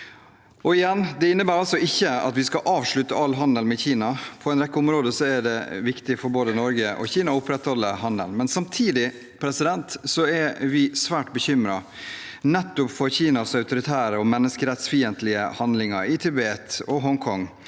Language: Norwegian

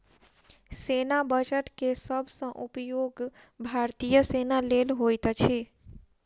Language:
Maithili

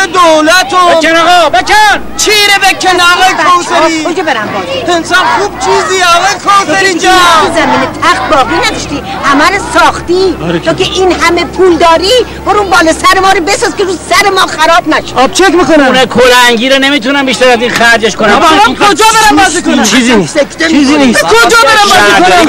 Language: Persian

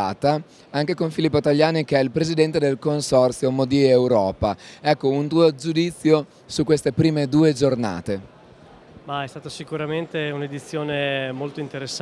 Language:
Italian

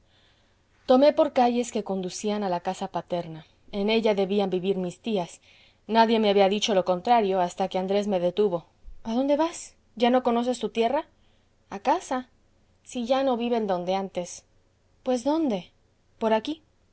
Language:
Spanish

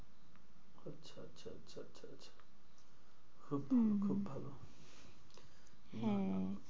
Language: Bangla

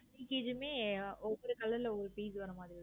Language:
Tamil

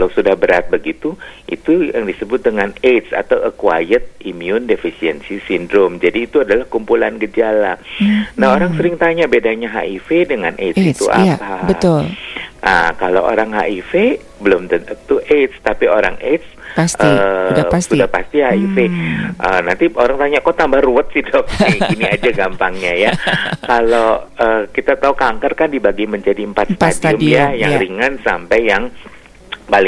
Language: Indonesian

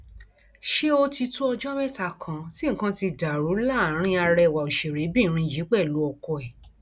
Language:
Yoruba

